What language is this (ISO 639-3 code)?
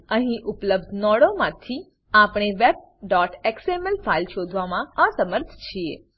guj